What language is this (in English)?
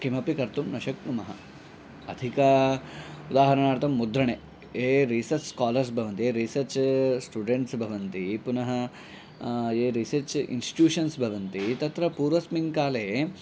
Sanskrit